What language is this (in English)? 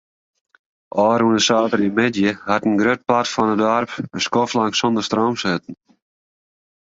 Western Frisian